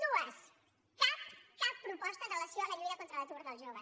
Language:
Catalan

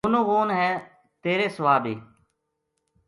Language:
Gujari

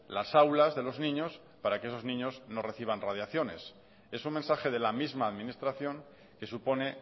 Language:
Spanish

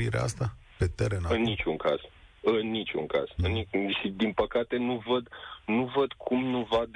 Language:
Romanian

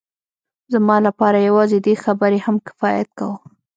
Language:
Pashto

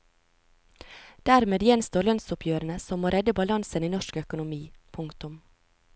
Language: Norwegian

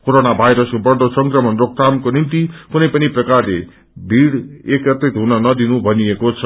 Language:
Nepali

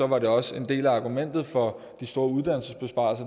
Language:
Danish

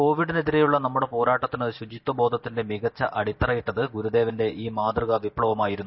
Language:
Malayalam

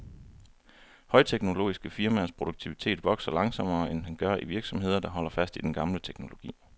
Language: Danish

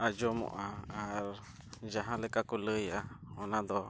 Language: Santali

